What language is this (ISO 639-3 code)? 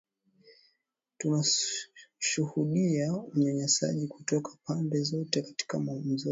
swa